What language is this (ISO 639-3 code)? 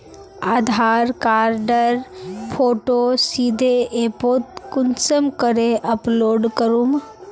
mag